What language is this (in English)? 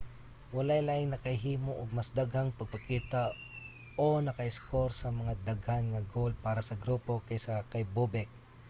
Cebuano